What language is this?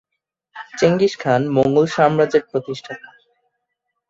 Bangla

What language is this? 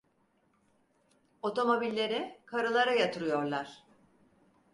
Turkish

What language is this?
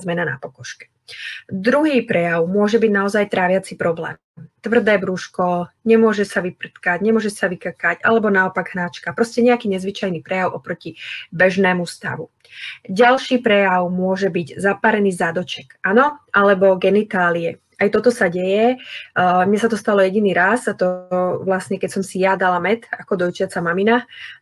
Slovak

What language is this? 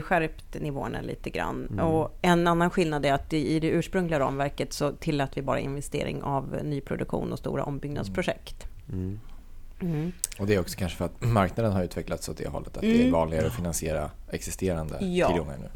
Swedish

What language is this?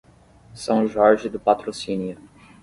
Portuguese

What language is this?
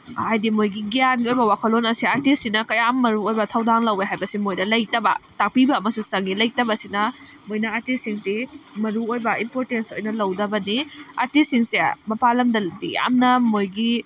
Manipuri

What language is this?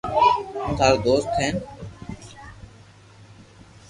Loarki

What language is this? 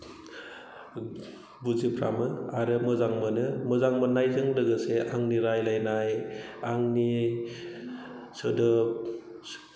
Bodo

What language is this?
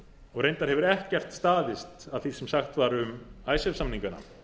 Icelandic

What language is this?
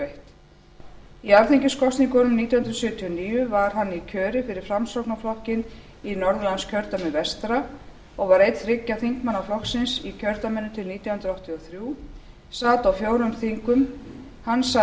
Icelandic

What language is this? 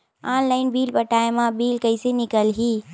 Chhattisgarhi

